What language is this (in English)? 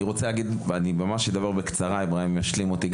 Hebrew